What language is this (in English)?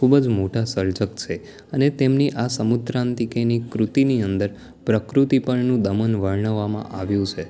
Gujarati